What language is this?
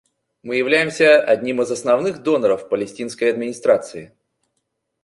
Russian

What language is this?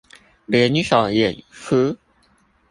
Chinese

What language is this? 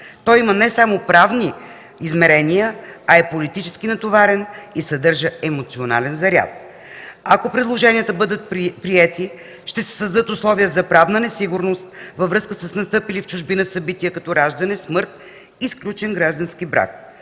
Bulgarian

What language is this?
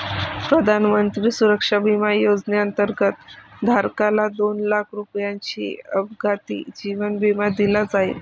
Marathi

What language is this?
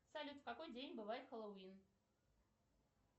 Russian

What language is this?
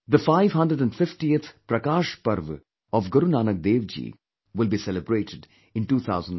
English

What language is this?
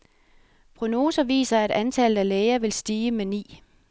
Danish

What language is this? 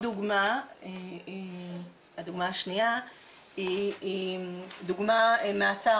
Hebrew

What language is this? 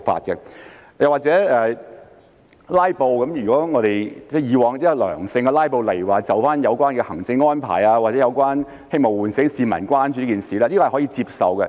Cantonese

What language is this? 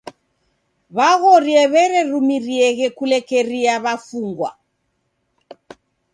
Taita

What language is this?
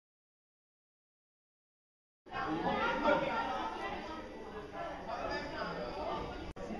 Dutch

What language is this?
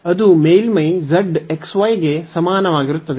Kannada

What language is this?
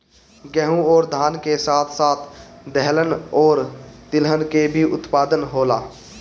Bhojpuri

